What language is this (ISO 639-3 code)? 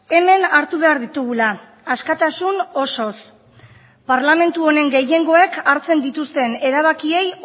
eus